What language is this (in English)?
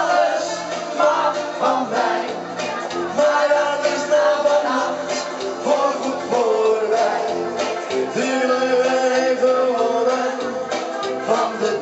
Arabic